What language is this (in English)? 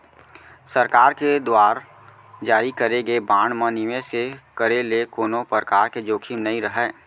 Chhattisgarhi